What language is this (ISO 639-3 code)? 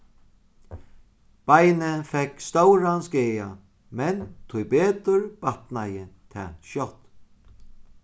fao